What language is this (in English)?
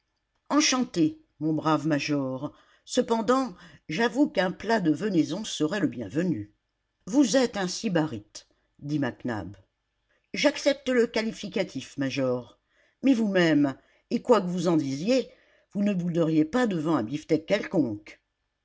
French